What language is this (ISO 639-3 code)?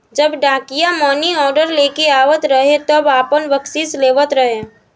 bho